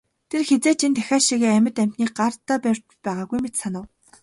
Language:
Mongolian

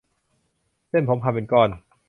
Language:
Thai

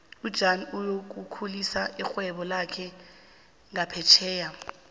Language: South Ndebele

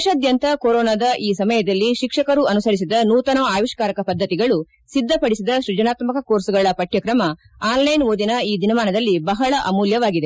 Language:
Kannada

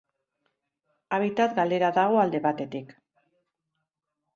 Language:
Basque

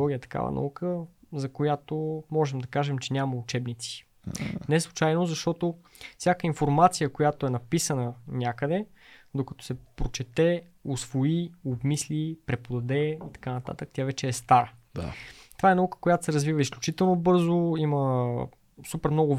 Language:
Bulgarian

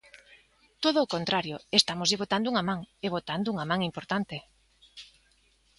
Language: Galician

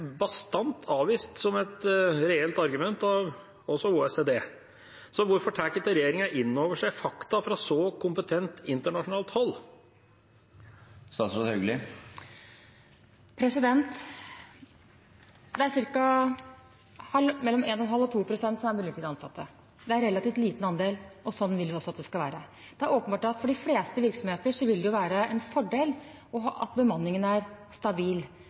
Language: Norwegian Bokmål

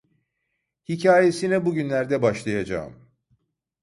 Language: Turkish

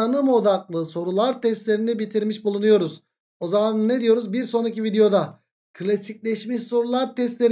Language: Turkish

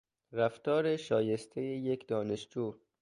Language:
Persian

